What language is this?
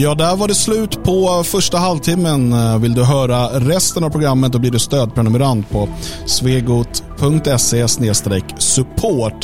Swedish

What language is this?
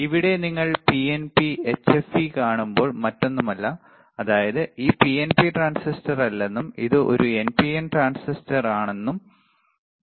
Malayalam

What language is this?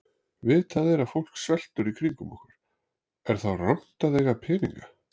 Icelandic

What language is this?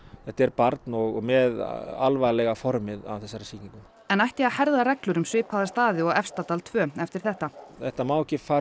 Icelandic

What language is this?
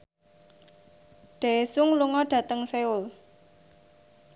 Javanese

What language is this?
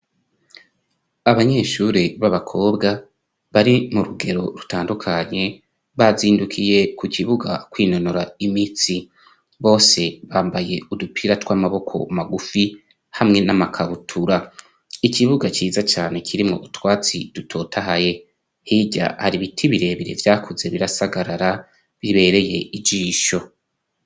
Rundi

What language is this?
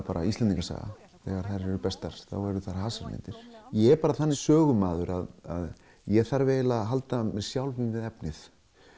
Icelandic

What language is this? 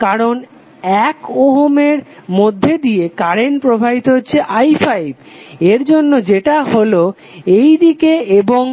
Bangla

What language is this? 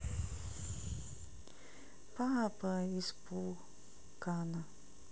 Russian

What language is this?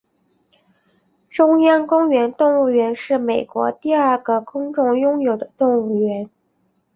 Chinese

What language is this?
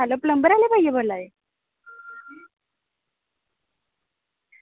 Dogri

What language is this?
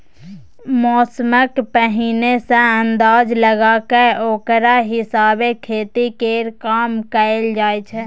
Maithili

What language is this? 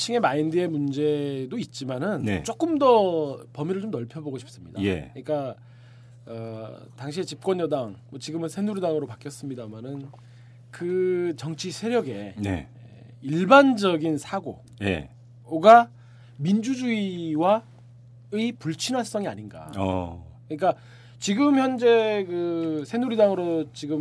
Korean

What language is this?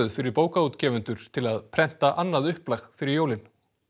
Icelandic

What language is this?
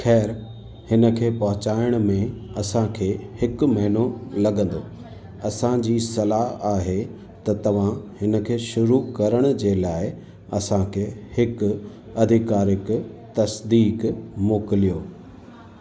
Sindhi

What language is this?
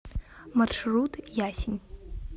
Russian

